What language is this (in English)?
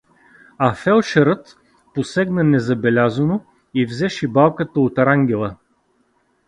Bulgarian